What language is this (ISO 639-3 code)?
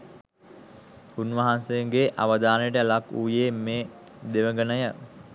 sin